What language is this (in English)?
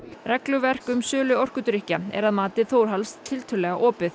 Icelandic